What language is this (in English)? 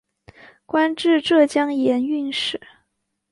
Chinese